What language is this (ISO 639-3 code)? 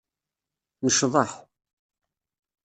kab